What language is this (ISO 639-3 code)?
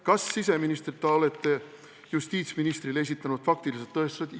est